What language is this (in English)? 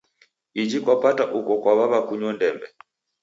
Taita